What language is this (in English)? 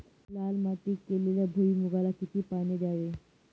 Marathi